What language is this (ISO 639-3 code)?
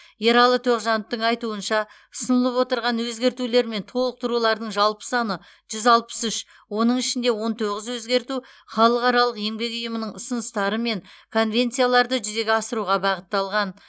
kaz